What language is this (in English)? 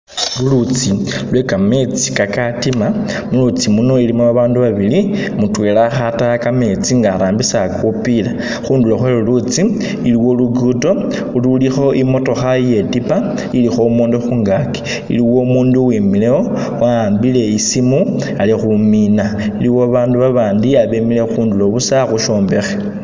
Masaaba